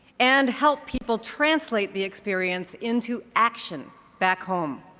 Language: English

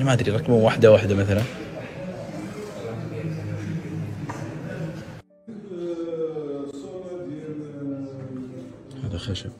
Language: Arabic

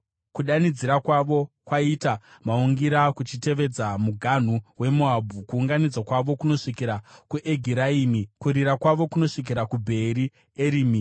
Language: Shona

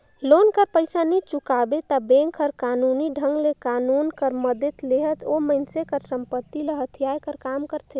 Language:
Chhattisgarhi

